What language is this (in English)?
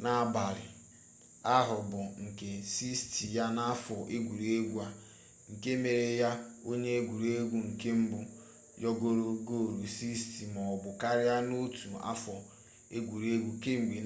Igbo